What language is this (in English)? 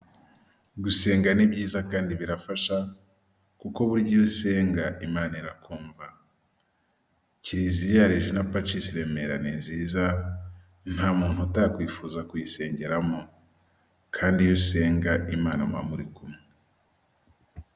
Kinyarwanda